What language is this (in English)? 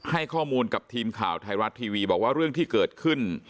Thai